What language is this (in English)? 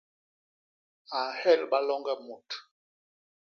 Basaa